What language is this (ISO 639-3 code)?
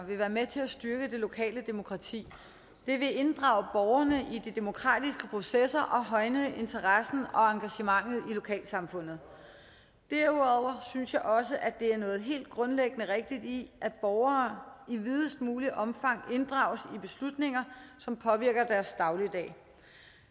dan